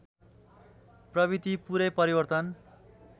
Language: Nepali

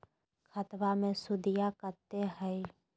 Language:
Magahi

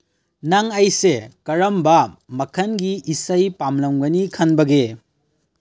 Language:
Manipuri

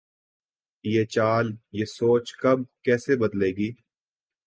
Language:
Urdu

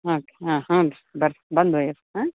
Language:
Kannada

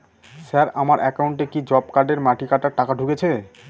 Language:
Bangla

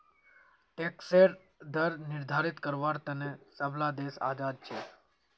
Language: Magahi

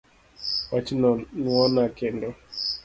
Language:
Luo (Kenya and Tanzania)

